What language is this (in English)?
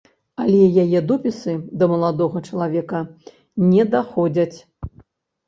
Belarusian